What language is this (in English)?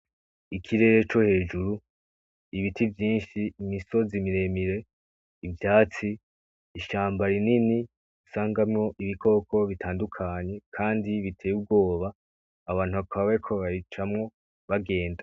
Rundi